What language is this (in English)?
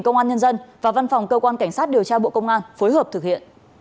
Vietnamese